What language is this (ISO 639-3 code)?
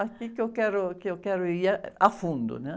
por